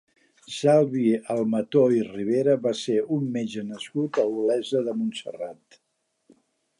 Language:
Catalan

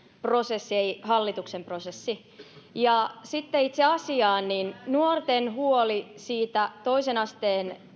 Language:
Finnish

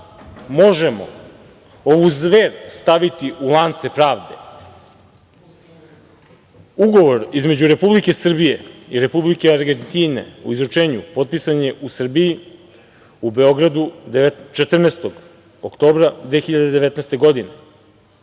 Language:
Serbian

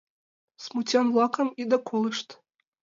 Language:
Mari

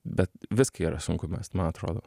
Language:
Lithuanian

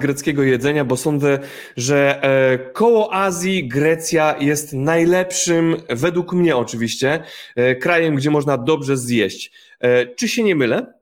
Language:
Polish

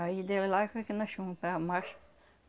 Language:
Portuguese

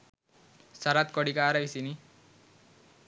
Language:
Sinhala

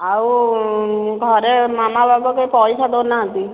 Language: Odia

